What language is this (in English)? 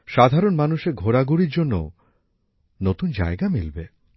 Bangla